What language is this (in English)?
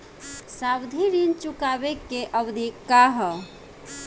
Bhojpuri